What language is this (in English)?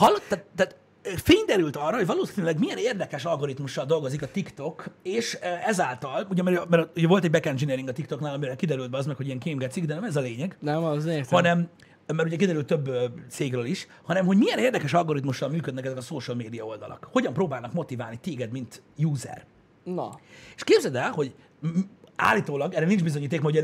Hungarian